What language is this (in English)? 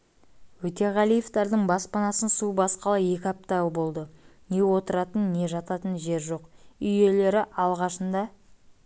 Kazakh